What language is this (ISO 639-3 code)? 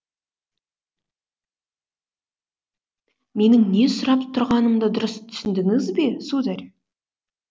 kaz